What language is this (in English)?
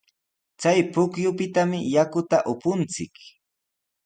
Sihuas Ancash Quechua